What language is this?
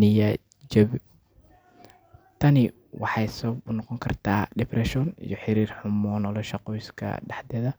Somali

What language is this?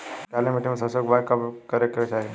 Bhojpuri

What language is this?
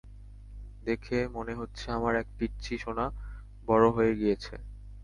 Bangla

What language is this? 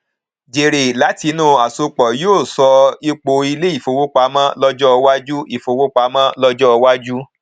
Yoruba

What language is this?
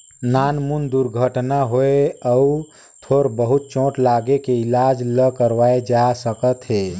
Chhattisgarhi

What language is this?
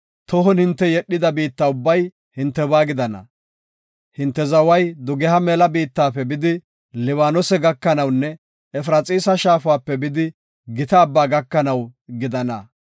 Gofa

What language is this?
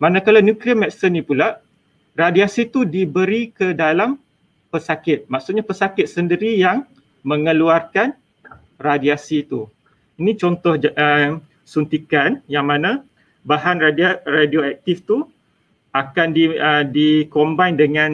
Malay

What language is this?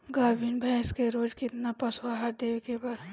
Bhojpuri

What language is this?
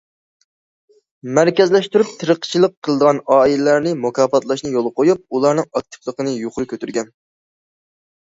Uyghur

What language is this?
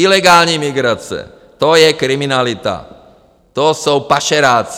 Czech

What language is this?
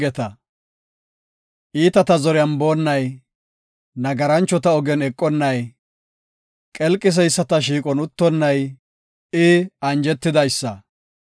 Gofa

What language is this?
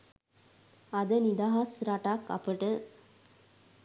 Sinhala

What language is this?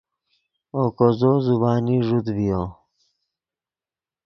Yidgha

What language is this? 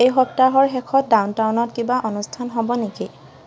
Assamese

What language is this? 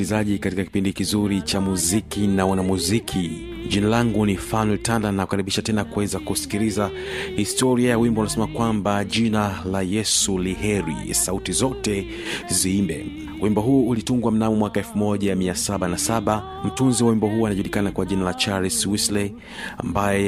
Swahili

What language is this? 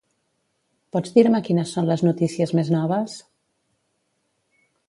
Catalan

